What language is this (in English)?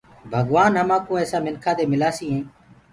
Gurgula